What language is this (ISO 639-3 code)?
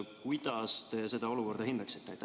est